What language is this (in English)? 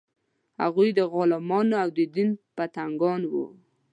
Pashto